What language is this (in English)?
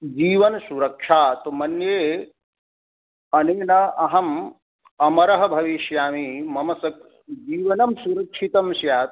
Sanskrit